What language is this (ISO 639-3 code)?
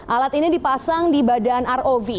ind